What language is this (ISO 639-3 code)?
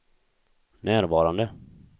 swe